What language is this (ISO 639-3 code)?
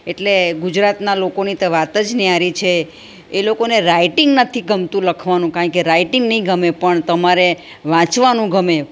guj